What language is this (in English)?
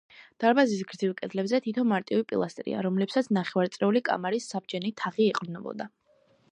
Georgian